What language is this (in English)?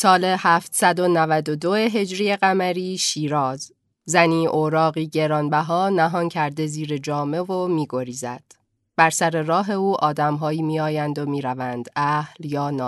Persian